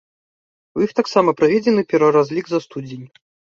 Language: Belarusian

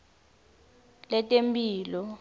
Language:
Swati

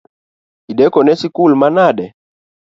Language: Luo (Kenya and Tanzania)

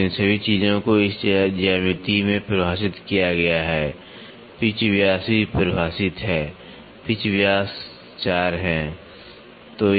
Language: Hindi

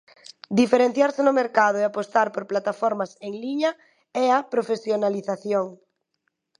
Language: Galician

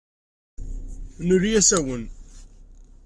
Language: Kabyle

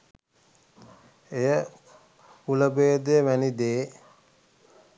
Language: Sinhala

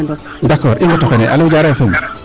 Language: Serer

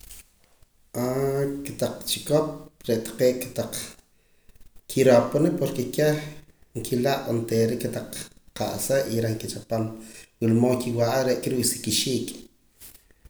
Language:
Poqomam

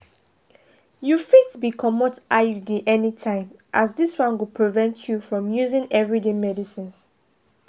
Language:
Nigerian Pidgin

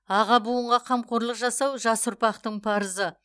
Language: Kazakh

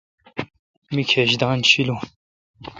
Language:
Kalkoti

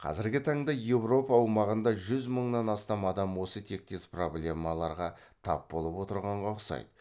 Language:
Kazakh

